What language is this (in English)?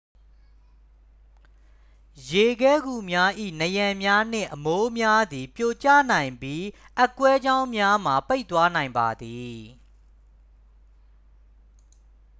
Burmese